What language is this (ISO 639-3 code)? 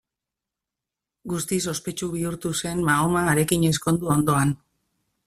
eus